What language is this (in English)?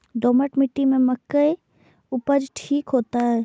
Maithili